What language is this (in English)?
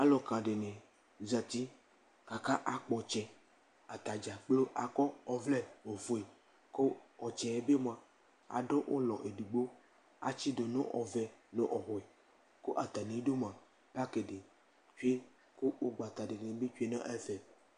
Ikposo